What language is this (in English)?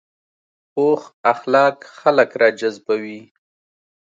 Pashto